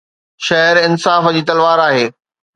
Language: Sindhi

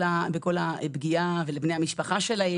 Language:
Hebrew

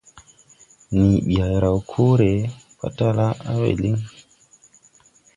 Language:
Tupuri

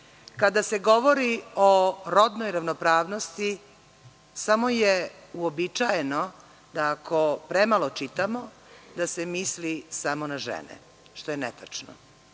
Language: Serbian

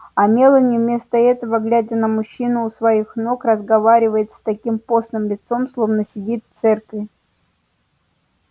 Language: Russian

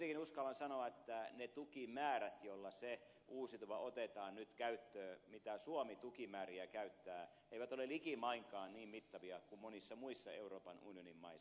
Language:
Finnish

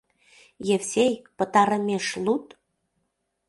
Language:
Mari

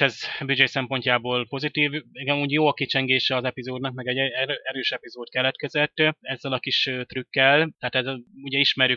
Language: Hungarian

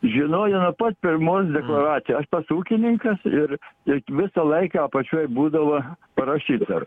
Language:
Lithuanian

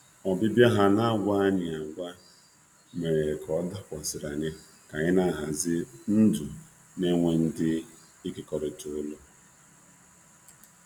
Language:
Igbo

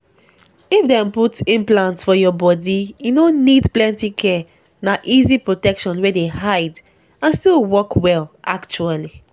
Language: Nigerian Pidgin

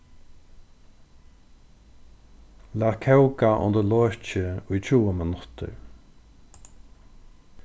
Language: Faroese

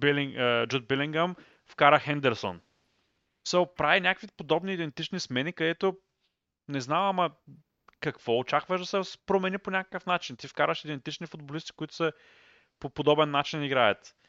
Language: Bulgarian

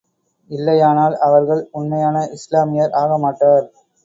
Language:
Tamil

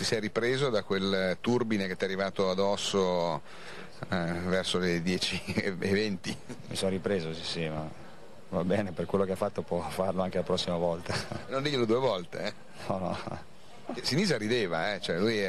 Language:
Italian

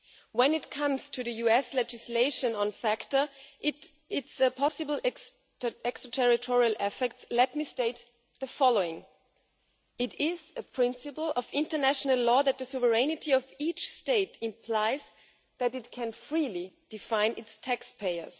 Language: English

